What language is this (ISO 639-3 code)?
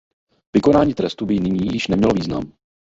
ces